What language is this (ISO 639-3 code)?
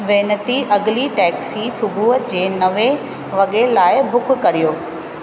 snd